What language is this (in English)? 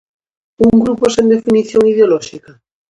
Galician